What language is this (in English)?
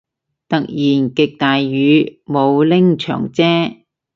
Cantonese